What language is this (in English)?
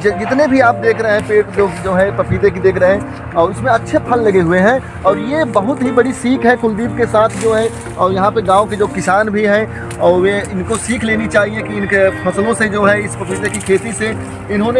Hindi